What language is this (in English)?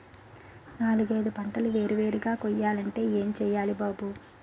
Telugu